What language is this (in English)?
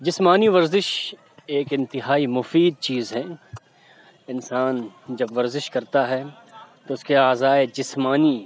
Urdu